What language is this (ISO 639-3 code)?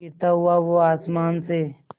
hin